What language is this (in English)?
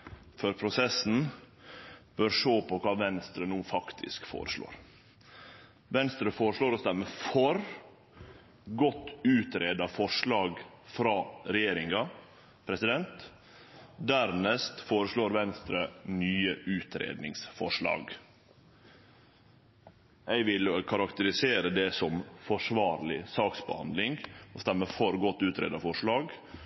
Norwegian Nynorsk